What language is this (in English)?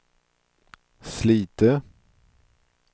Swedish